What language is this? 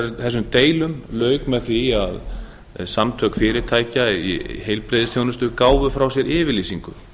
Icelandic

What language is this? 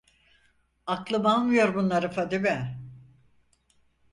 Turkish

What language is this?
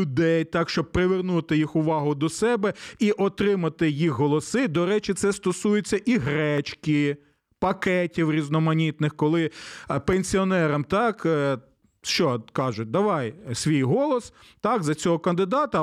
Ukrainian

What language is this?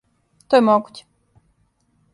Serbian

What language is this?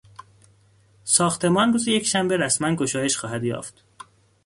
Persian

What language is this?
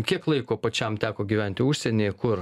Lithuanian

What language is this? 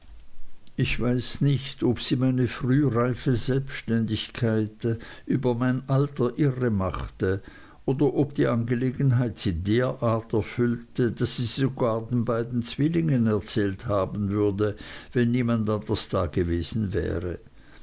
German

